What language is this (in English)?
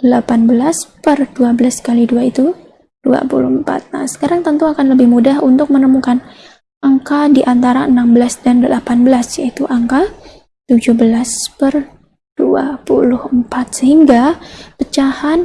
Indonesian